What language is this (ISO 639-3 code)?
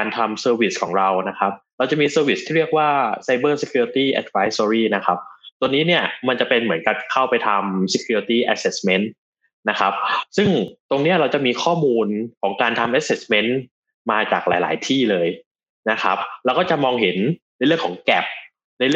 tha